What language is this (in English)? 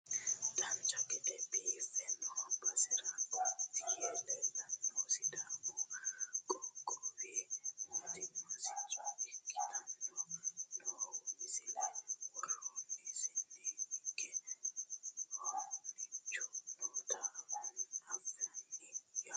Sidamo